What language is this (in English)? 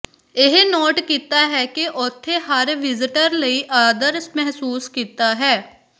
Punjabi